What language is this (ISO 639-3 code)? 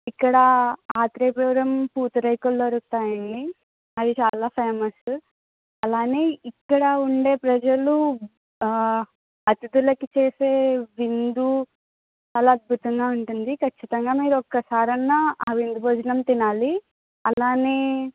tel